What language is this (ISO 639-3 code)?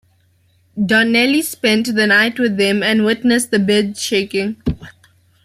eng